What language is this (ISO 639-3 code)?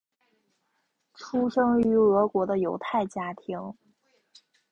zho